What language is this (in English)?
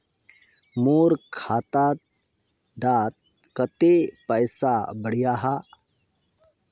Magahi